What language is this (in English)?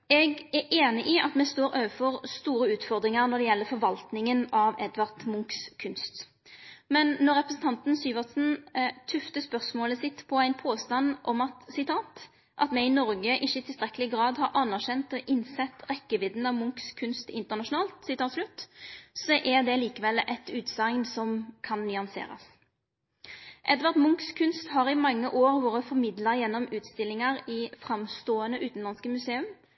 Norwegian Nynorsk